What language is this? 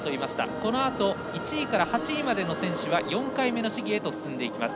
Japanese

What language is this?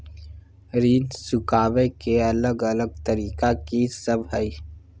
Maithili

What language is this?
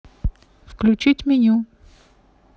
Russian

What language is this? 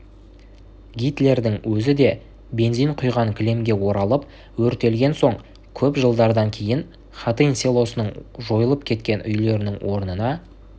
Kazakh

